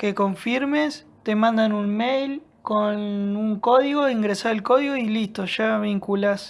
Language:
Spanish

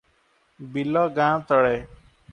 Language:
Odia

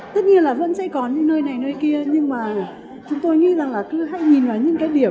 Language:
Vietnamese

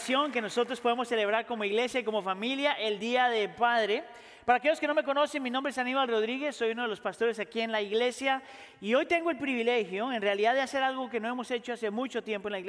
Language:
Spanish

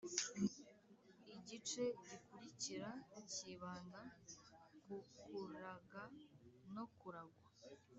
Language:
Kinyarwanda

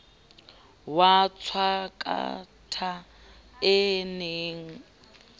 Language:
Southern Sotho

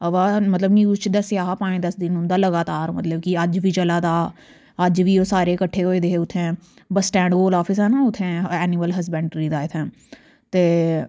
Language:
Dogri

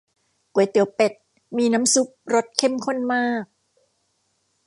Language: Thai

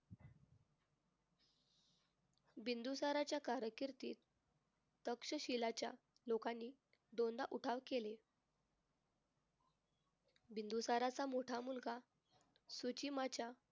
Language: Marathi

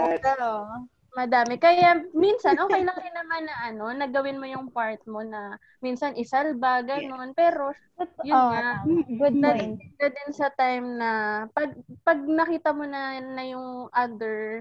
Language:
Filipino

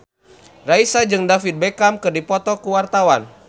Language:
Sundanese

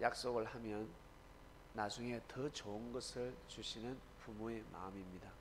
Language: Korean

